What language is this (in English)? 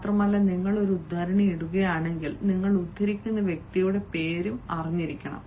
Malayalam